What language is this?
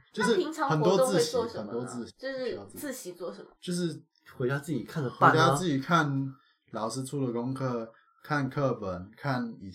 Chinese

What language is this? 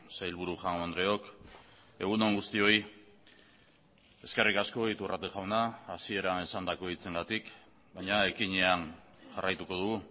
Basque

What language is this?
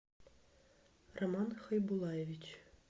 Russian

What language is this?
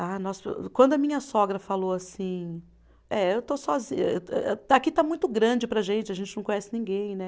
Portuguese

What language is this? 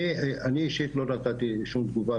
Hebrew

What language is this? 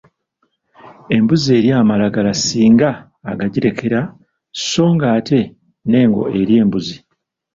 Ganda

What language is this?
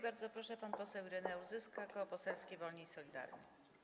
Polish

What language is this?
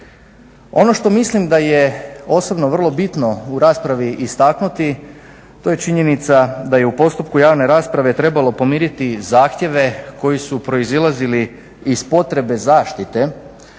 Croatian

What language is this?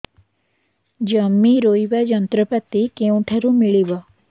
Odia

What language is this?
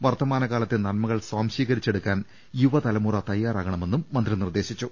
Malayalam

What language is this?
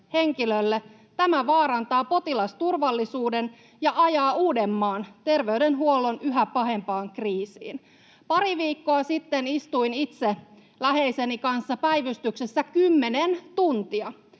Finnish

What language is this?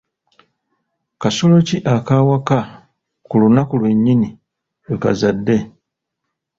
Ganda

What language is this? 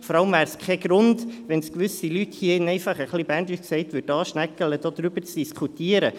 Swiss German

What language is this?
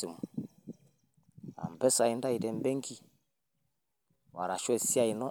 Masai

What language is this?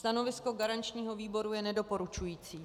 Czech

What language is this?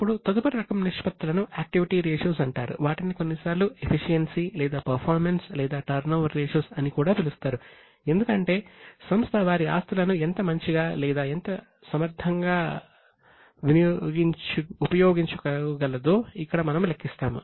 Telugu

